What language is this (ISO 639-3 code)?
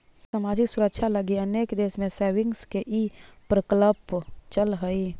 mag